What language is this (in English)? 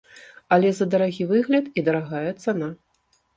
Belarusian